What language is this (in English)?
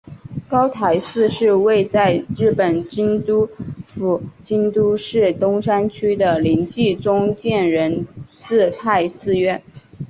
Chinese